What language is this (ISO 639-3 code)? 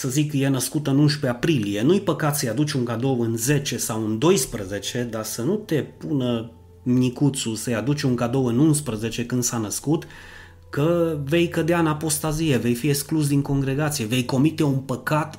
ron